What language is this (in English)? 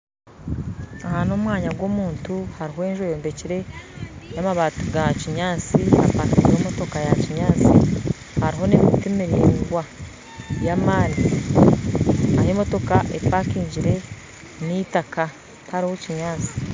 Nyankole